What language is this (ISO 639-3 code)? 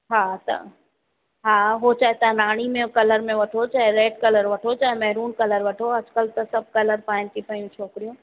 snd